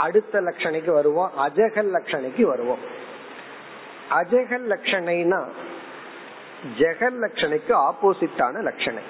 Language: Tamil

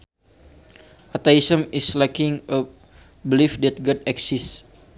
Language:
Sundanese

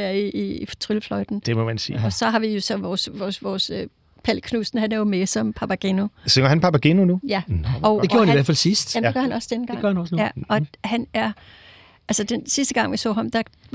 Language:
Danish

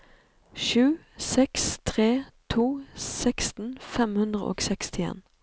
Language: Norwegian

